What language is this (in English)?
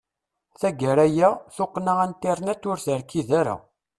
Kabyle